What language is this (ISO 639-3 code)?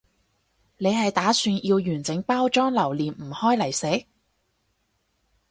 yue